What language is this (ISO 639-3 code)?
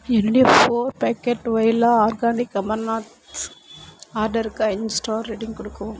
tam